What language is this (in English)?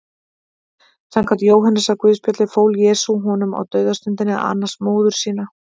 Icelandic